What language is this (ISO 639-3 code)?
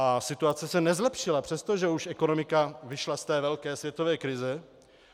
ces